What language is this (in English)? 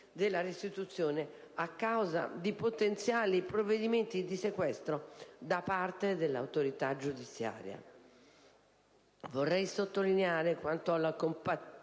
Italian